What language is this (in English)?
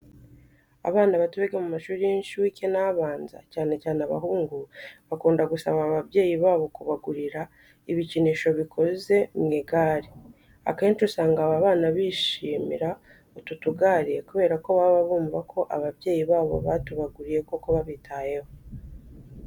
Kinyarwanda